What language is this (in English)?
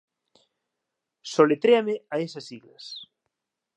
Galician